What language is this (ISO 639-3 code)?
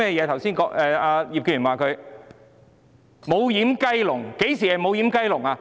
yue